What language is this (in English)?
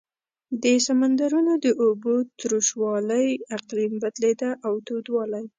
Pashto